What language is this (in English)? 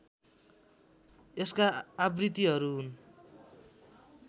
Nepali